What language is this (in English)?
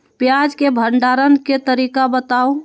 Magahi